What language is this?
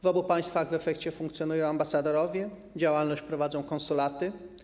Polish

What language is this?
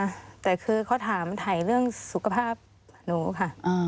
Thai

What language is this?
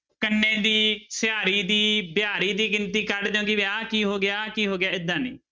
Punjabi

